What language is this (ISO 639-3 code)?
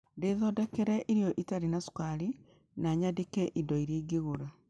kik